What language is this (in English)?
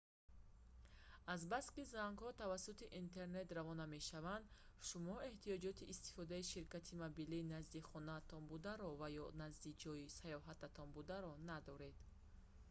Tajik